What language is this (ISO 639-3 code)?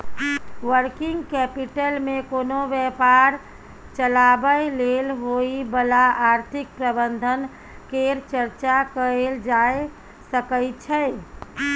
mai